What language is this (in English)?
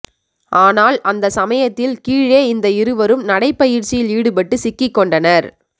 Tamil